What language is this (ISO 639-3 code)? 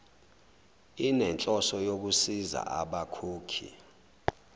zul